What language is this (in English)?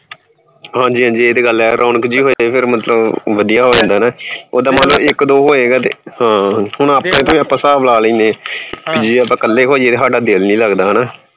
Punjabi